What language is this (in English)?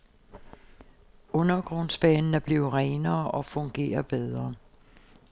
Danish